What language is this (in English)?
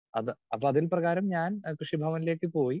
Malayalam